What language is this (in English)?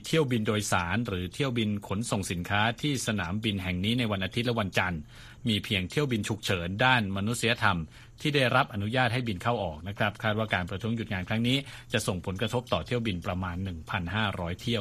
Thai